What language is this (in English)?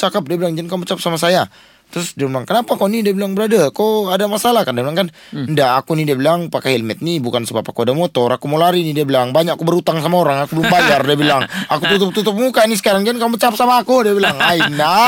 Malay